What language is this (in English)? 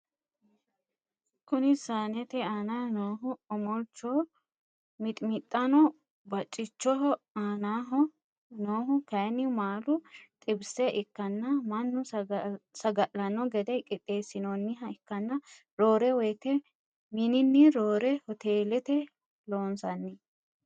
Sidamo